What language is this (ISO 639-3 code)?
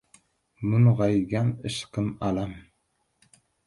uzb